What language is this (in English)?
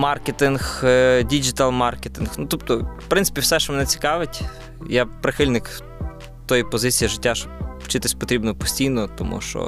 Ukrainian